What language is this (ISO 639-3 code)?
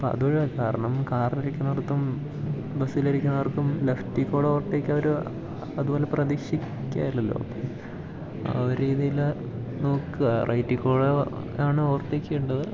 mal